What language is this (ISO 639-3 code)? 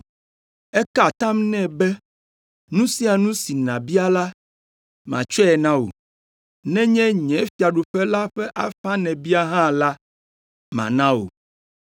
ewe